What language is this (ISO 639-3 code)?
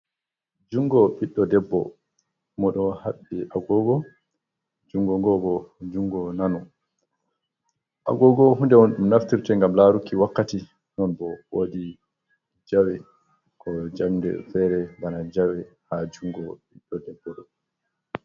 ful